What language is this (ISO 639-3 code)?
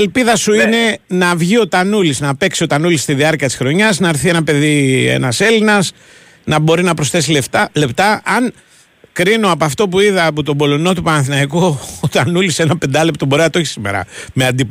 ell